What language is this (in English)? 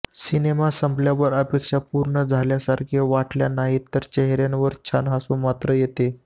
Marathi